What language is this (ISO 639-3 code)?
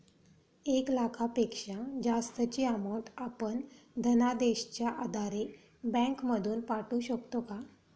mar